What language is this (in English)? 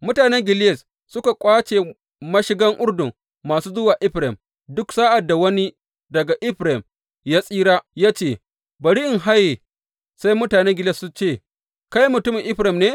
Hausa